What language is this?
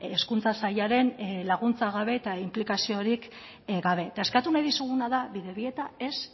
Basque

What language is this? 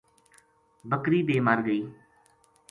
Gujari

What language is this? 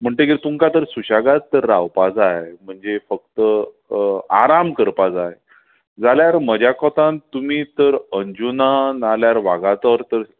Konkani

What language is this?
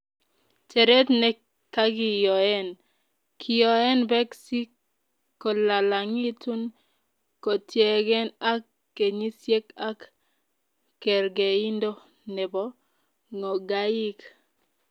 Kalenjin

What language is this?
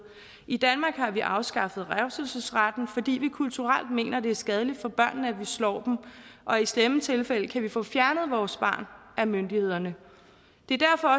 Danish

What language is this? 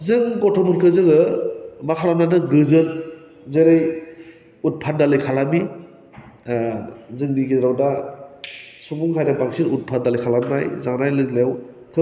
Bodo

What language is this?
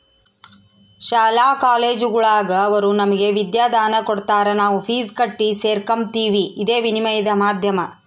Kannada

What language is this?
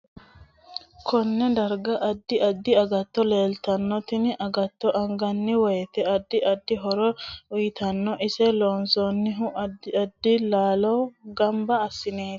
Sidamo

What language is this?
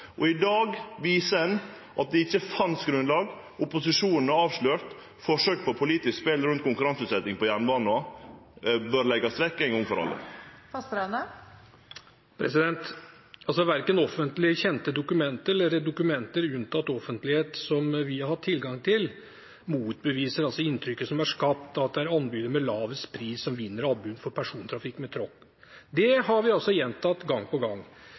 Norwegian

